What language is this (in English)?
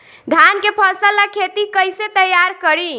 Bhojpuri